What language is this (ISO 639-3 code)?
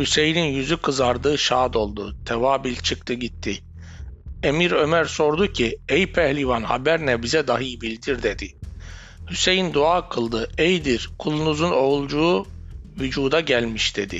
tur